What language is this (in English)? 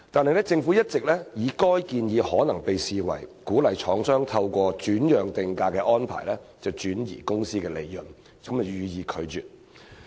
Cantonese